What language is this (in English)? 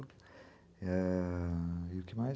Portuguese